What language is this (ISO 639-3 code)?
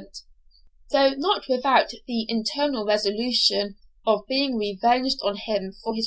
eng